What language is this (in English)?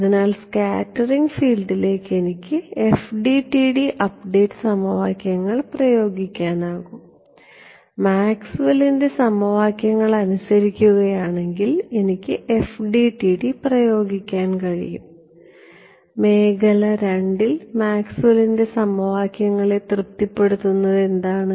Malayalam